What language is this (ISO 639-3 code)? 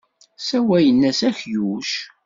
kab